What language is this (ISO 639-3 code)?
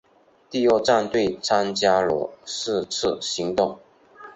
zho